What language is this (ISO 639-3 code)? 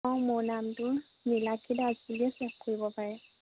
asm